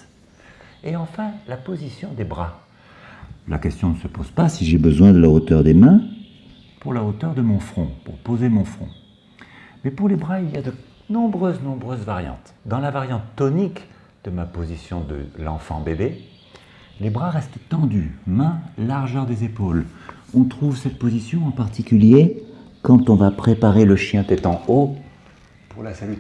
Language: French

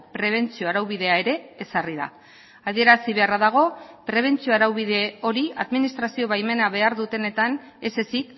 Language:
Basque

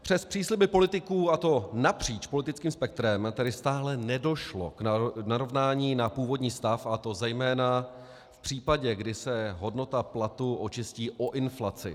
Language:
Czech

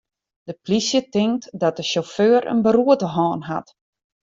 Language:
Western Frisian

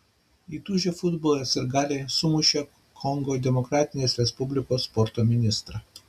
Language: Lithuanian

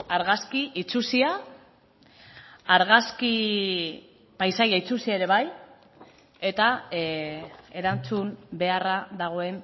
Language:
Basque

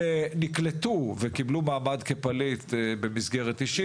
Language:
Hebrew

